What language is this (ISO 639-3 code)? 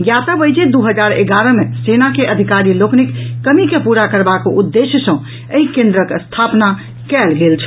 mai